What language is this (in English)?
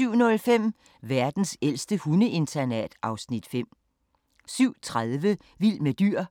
Danish